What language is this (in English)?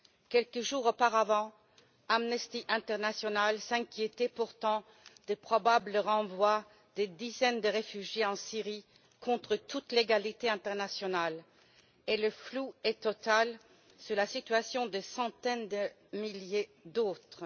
French